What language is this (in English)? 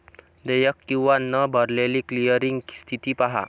Marathi